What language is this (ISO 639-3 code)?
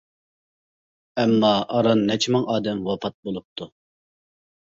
uig